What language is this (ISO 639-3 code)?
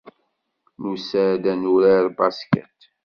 kab